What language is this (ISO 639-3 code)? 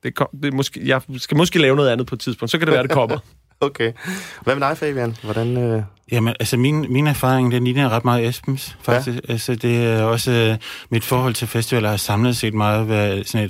dan